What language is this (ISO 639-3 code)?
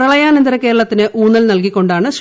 mal